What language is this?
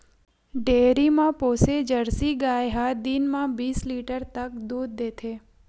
Chhattisgarhi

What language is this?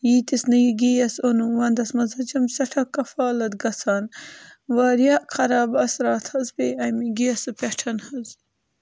Kashmiri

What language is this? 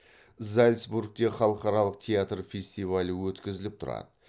Kazakh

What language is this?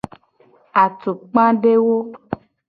Gen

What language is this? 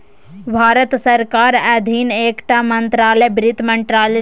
Maithili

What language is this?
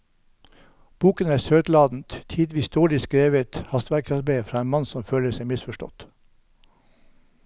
Norwegian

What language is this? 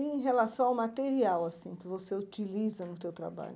Portuguese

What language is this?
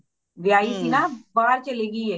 Punjabi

